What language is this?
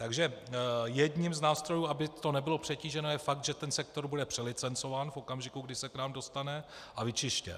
Czech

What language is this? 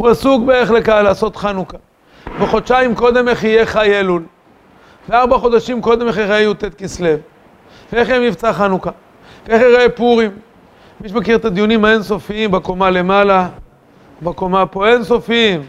Hebrew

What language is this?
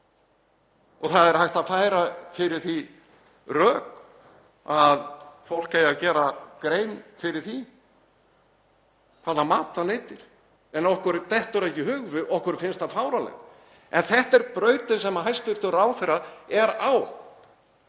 Icelandic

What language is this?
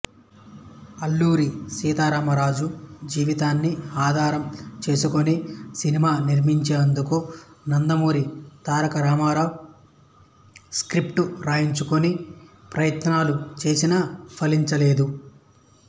Telugu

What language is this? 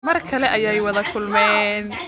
Somali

